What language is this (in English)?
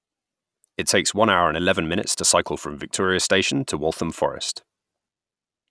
English